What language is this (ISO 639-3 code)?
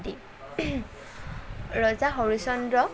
asm